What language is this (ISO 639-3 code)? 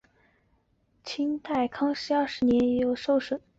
zho